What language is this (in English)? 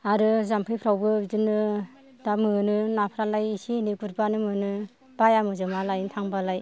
Bodo